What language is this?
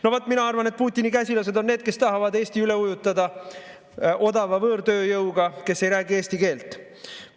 Estonian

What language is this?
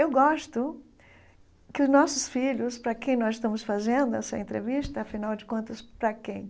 Portuguese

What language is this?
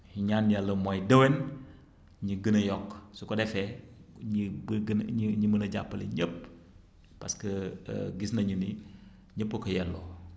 Wolof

